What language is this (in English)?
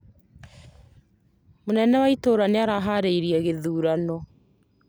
Kikuyu